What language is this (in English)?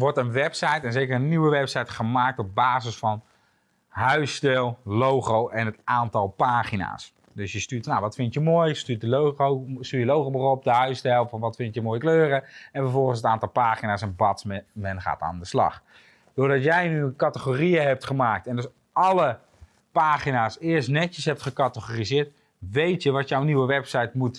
Dutch